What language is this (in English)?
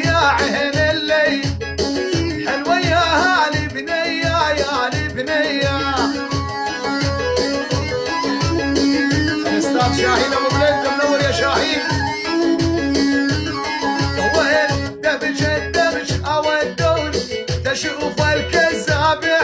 Arabic